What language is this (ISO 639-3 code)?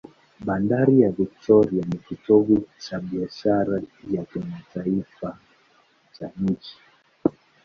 swa